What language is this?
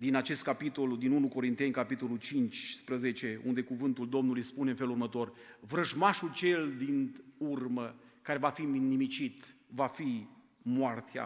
Romanian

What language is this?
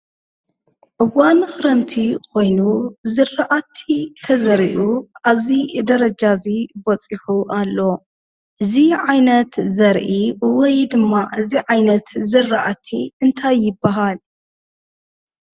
Tigrinya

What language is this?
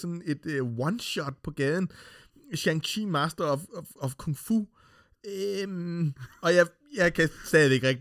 Danish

